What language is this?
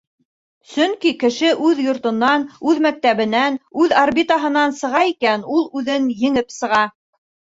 Bashkir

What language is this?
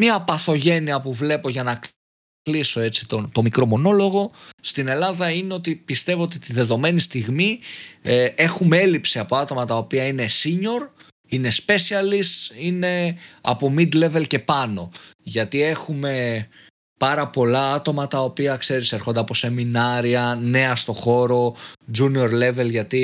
Greek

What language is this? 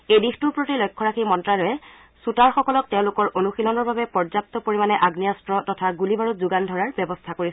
Assamese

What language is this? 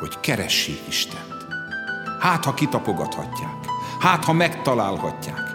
Hungarian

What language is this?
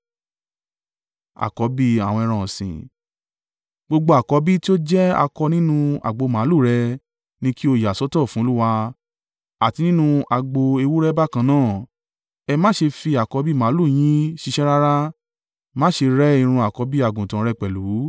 Yoruba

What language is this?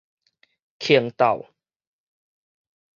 Min Nan Chinese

